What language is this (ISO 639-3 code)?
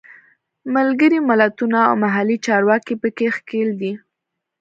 pus